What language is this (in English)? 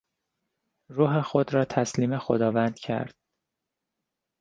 Persian